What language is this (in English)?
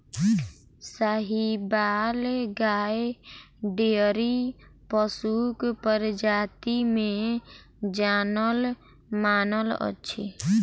Maithili